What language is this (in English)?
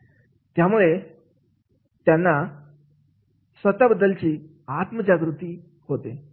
Marathi